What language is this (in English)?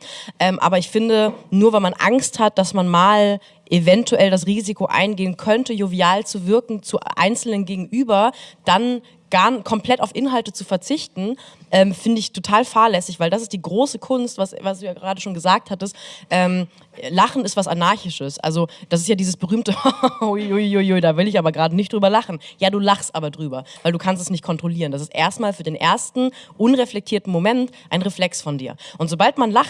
German